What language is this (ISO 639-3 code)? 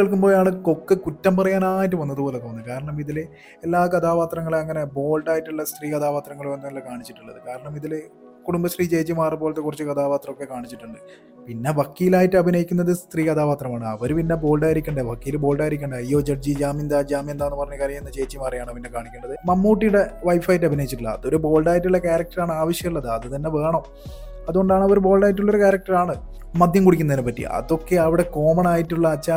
mal